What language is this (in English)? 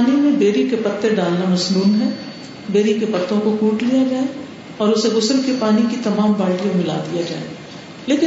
Urdu